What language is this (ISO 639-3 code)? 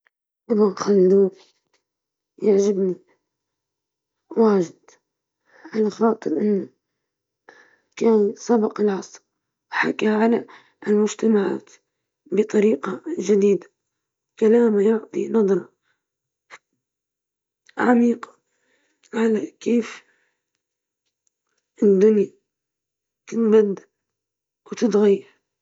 ayl